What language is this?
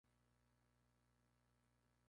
Spanish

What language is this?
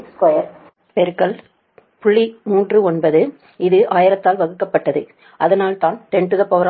Tamil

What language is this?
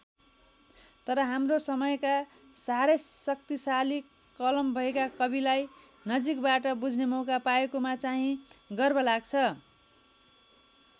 Nepali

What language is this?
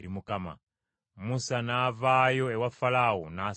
Ganda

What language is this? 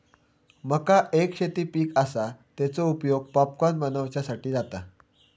Marathi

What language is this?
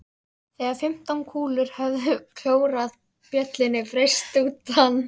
Icelandic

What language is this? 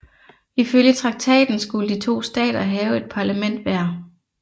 Danish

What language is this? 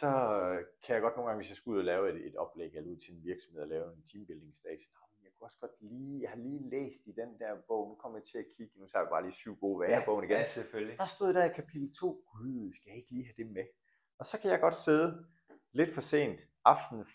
Danish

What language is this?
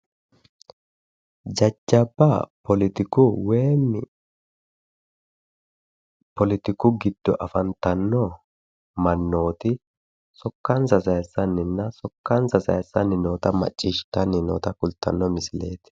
Sidamo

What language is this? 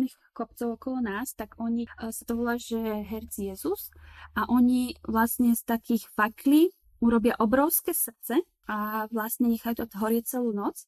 Slovak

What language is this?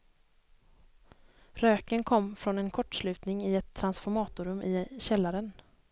Swedish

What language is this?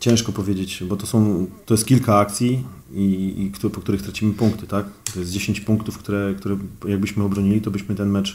Polish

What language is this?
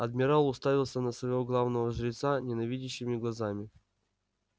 Russian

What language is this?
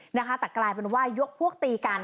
Thai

